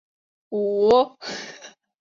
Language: Chinese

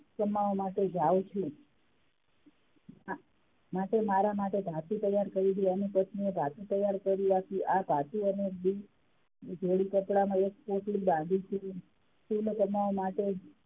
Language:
Gujarati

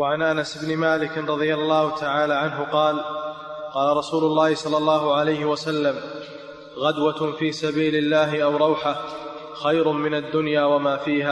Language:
Arabic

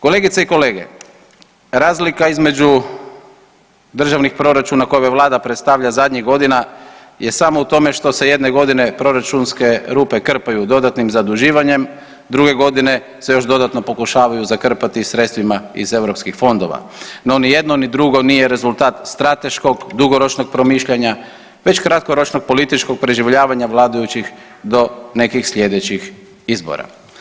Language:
Croatian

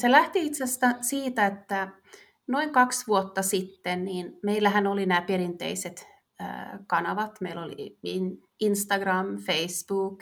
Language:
Finnish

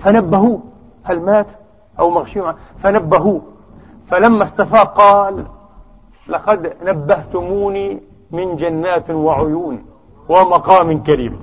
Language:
Arabic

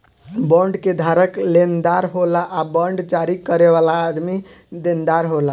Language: Bhojpuri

